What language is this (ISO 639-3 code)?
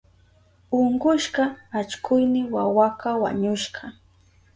qup